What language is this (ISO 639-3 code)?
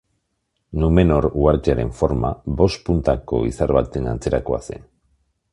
eus